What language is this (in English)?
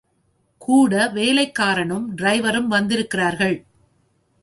Tamil